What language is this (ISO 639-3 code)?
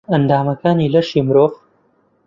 ckb